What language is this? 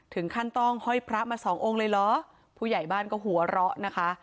Thai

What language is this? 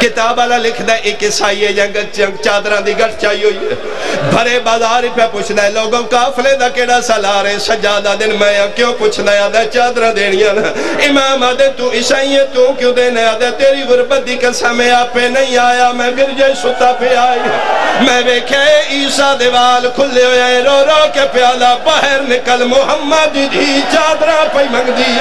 Arabic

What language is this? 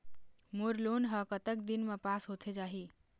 Chhattisgarhi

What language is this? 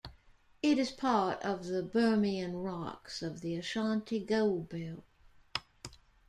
English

